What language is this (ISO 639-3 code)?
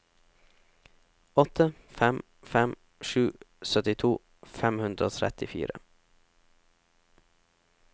nor